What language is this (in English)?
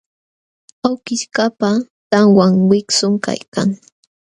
Jauja Wanca Quechua